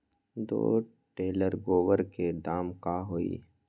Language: Magahi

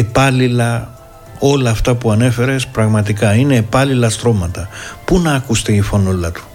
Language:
Greek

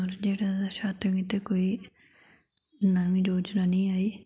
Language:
Dogri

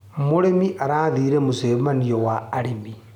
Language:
Kikuyu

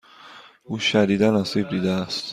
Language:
Persian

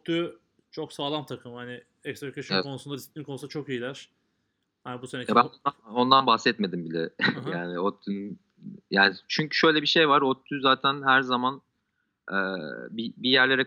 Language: Turkish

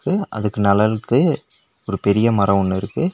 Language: Tamil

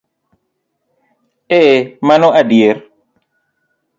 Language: Luo (Kenya and Tanzania)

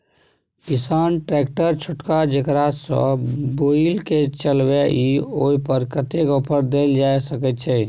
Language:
Maithili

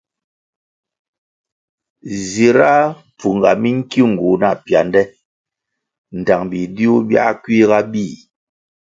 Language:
Kwasio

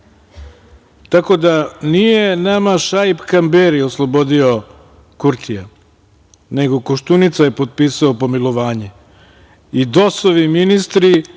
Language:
Serbian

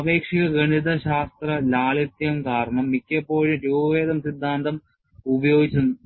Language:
Malayalam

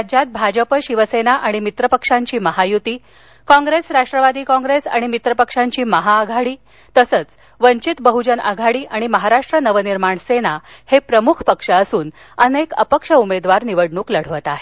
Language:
Marathi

